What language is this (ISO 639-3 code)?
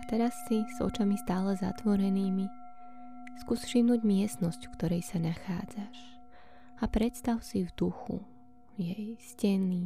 slk